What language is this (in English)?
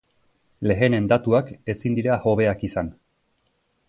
Basque